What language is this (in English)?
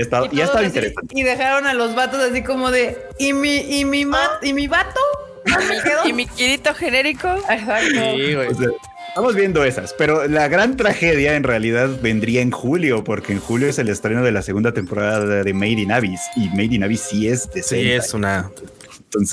Spanish